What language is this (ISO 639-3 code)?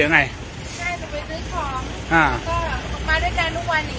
tha